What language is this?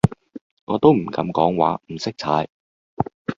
Cantonese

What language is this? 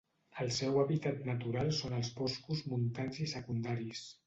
Catalan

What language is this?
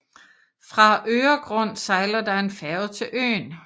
Danish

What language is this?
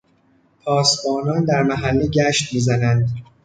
Persian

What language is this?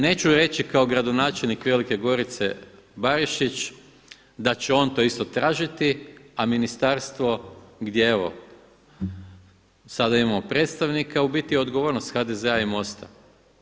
Croatian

